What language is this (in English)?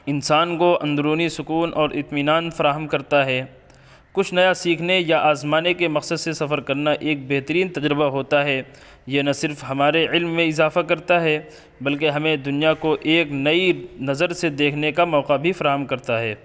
Urdu